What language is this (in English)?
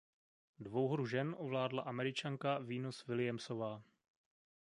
Czech